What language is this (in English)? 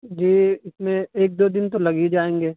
Urdu